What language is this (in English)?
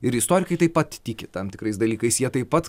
Lithuanian